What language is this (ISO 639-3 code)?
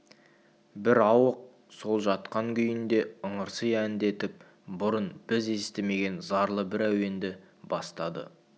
kaz